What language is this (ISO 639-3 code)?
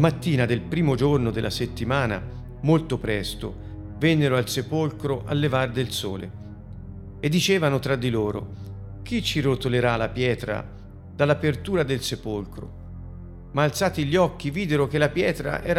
ita